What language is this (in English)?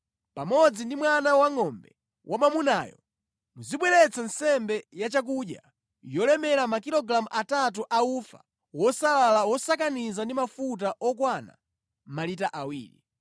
Nyanja